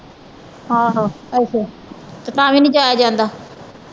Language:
Punjabi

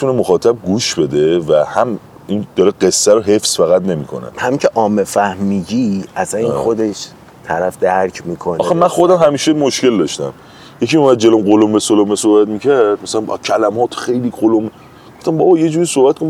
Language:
Persian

